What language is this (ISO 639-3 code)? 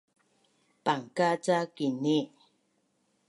bnn